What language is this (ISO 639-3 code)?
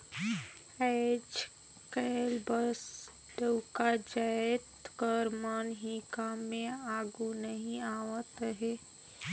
hne